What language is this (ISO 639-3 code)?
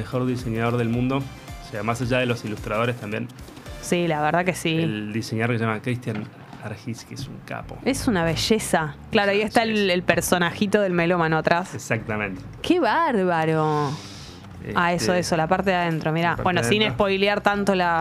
spa